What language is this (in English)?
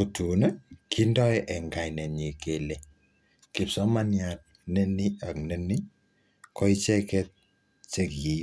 Kalenjin